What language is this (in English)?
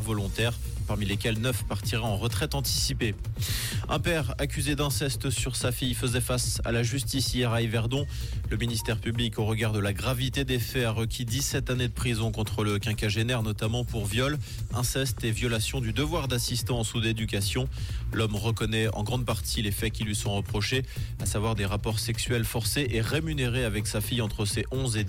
French